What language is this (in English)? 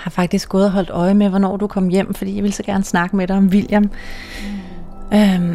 Danish